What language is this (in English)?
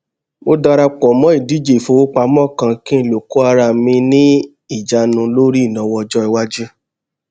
Yoruba